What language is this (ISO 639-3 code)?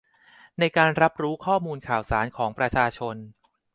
tha